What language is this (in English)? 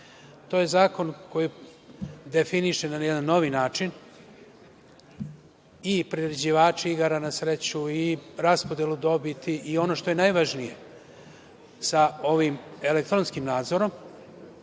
Serbian